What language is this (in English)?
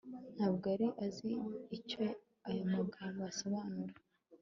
Kinyarwanda